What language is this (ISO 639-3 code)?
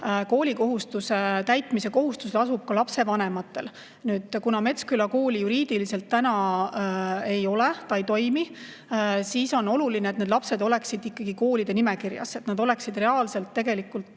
est